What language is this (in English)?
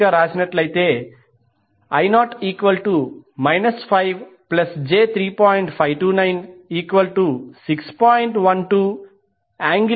Telugu